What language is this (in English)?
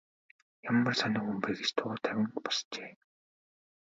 Mongolian